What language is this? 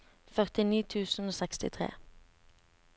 Norwegian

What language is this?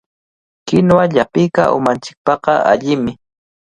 Cajatambo North Lima Quechua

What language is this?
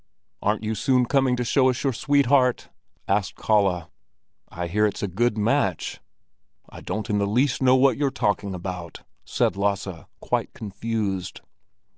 English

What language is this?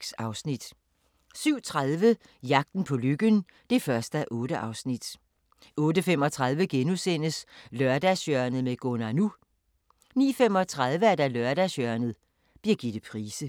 Danish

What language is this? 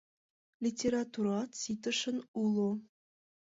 Mari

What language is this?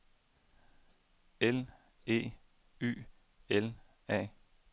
Danish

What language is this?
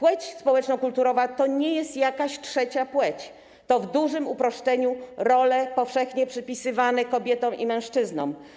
Polish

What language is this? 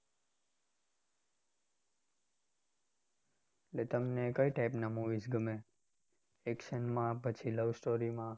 Gujarati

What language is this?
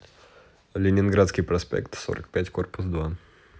Russian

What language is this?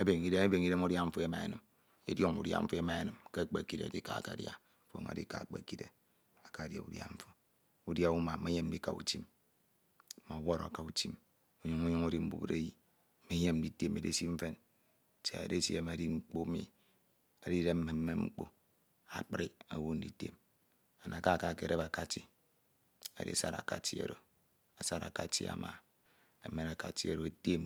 Ito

